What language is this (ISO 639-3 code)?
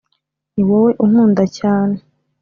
kin